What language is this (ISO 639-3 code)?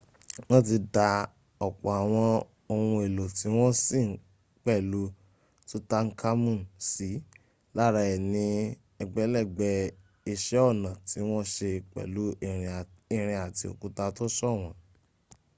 yor